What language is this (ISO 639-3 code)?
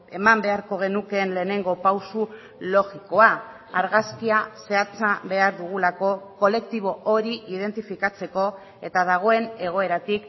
eus